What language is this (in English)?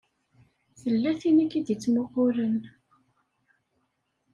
Kabyle